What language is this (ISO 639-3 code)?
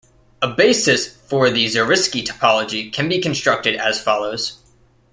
eng